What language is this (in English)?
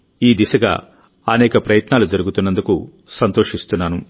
Telugu